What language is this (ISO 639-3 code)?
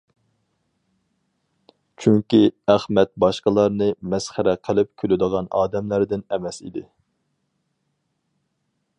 uig